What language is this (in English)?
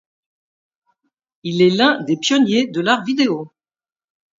French